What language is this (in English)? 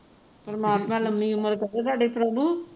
Punjabi